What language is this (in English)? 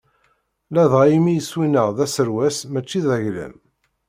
Kabyle